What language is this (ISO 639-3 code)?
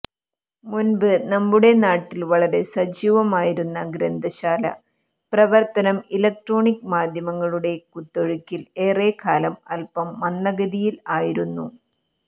mal